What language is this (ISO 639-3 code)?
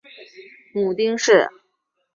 zho